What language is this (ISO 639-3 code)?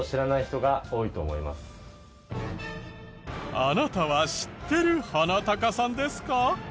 jpn